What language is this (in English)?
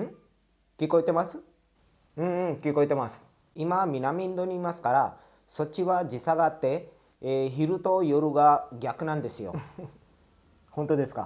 Japanese